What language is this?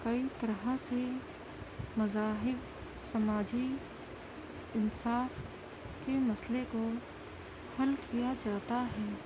Urdu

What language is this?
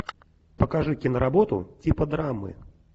Russian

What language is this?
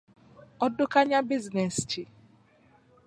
Ganda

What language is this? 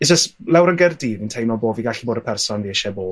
Welsh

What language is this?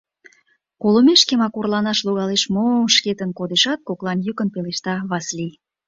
Mari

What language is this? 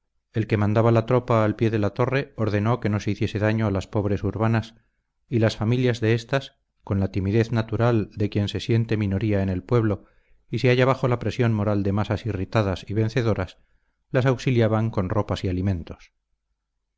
Spanish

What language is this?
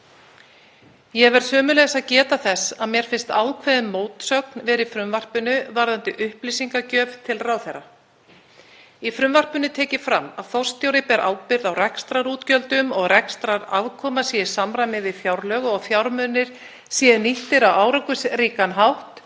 Icelandic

